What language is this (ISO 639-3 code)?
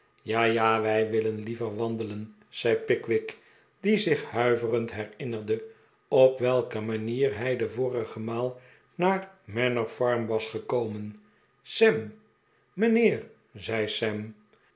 nld